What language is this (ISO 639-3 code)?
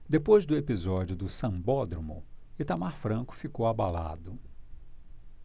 por